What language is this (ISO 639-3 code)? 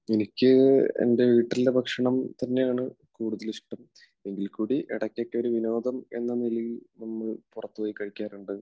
mal